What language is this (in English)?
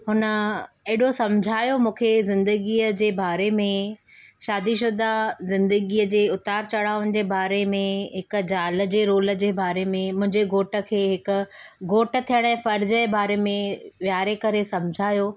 Sindhi